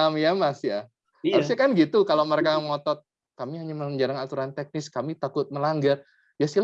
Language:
Indonesian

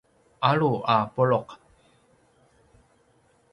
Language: Paiwan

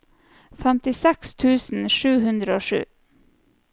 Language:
Norwegian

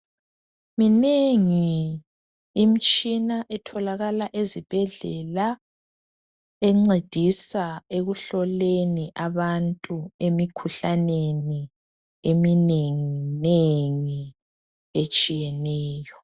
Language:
North Ndebele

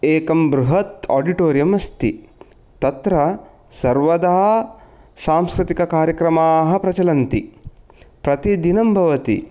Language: Sanskrit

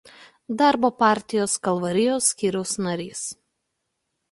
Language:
Lithuanian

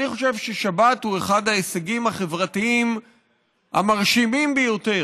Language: Hebrew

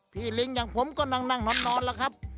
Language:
Thai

